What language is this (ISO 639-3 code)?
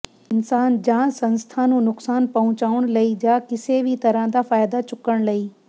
pan